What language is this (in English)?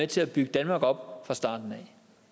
Danish